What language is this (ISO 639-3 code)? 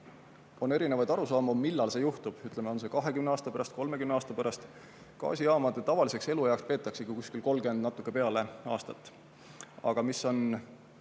est